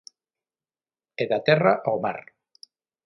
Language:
Galician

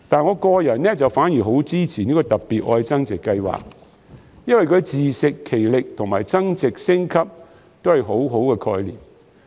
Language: Cantonese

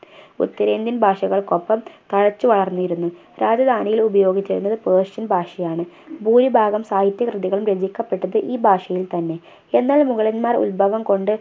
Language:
Malayalam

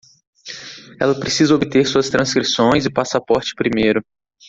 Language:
Portuguese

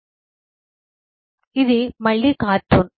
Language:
Telugu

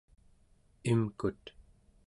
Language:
Central Yupik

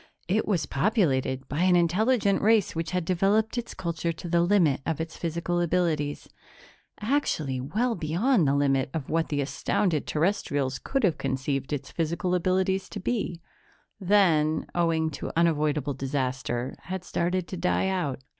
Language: English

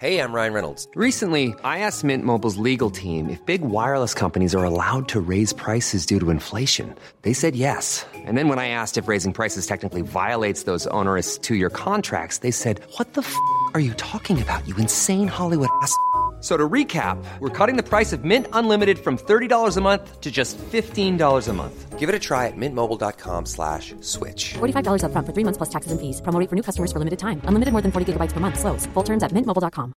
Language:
German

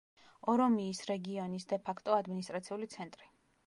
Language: Georgian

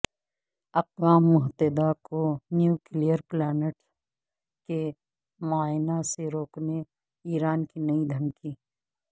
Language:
Urdu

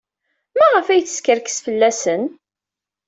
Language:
Kabyle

